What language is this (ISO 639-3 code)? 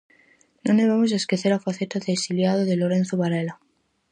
glg